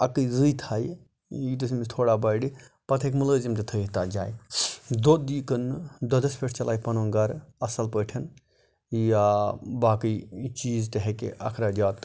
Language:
Kashmiri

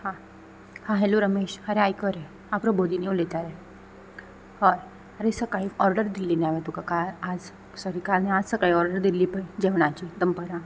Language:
Konkani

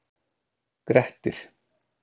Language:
Icelandic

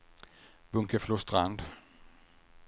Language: Swedish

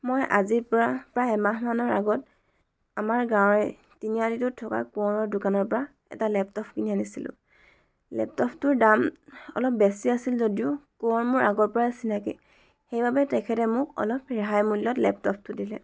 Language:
Assamese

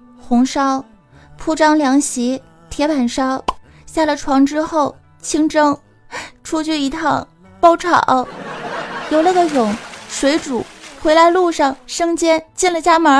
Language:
Chinese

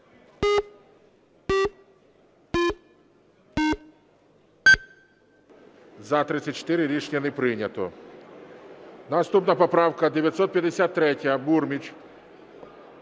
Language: Ukrainian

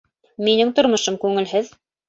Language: Bashkir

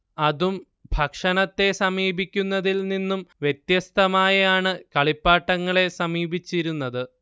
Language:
Malayalam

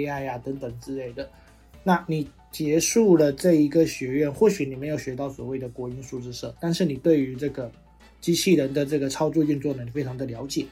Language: Chinese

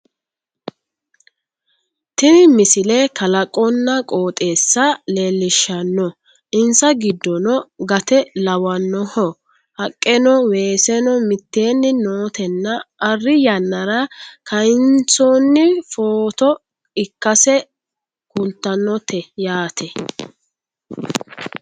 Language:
Sidamo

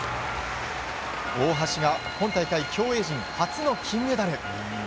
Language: Japanese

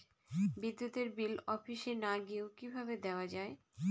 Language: Bangla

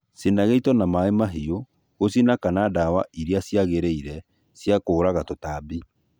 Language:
Kikuyu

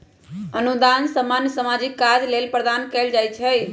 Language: Magahi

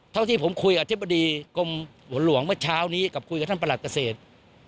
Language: Thai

